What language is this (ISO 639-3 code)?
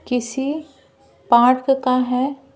hin